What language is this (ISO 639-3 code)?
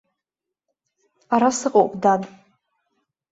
abk